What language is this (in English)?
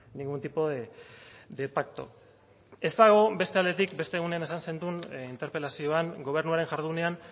Basque